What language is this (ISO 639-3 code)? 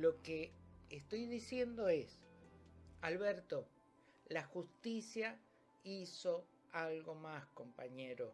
spa